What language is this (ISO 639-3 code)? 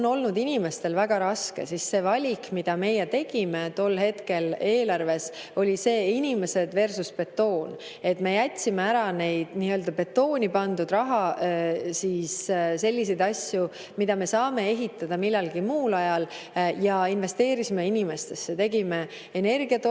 est